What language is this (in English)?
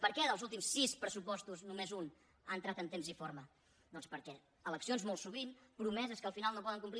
Catalan